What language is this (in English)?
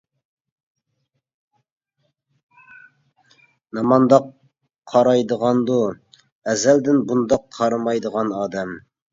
Uyghur